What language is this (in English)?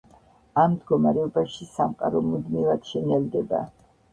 Georgian